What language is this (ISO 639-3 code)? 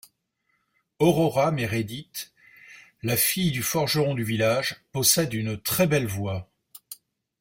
fra